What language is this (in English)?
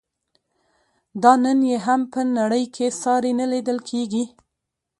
Pashto